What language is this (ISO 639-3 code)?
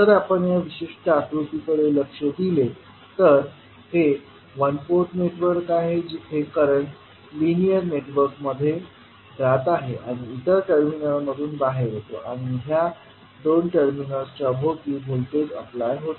mar